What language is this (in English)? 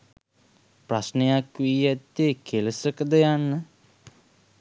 Sinhala